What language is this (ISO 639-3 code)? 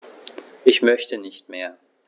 deu